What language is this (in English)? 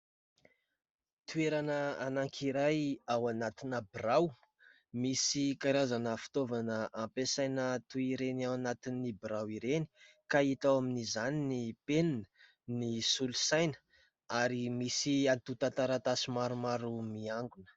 Malagasy